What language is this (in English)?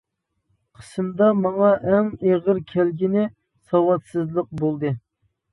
Uyghur